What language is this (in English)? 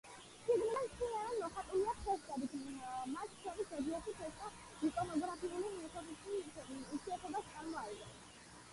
Georgian